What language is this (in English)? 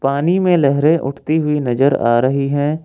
Hindi